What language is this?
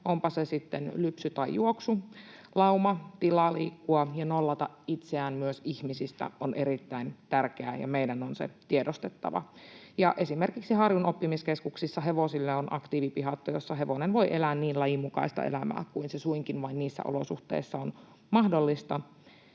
Finnish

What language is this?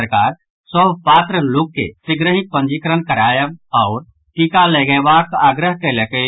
Maithili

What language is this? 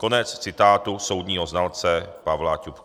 Czech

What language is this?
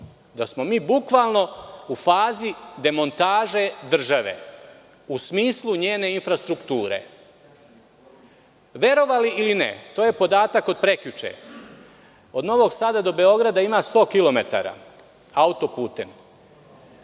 Serbian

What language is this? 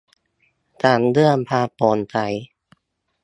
Thai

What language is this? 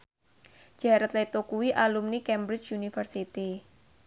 Javanese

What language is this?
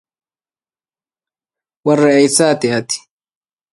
Arabic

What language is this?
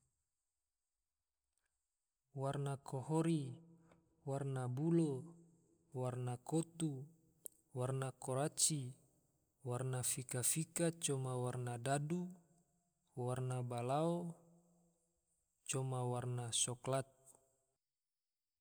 Tidore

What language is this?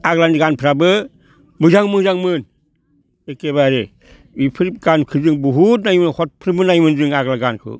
Bodo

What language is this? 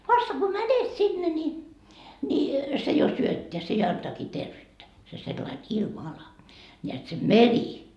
Finnish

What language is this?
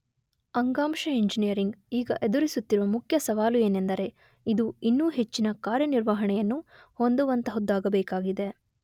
Kannada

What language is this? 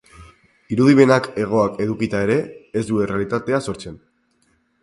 Basque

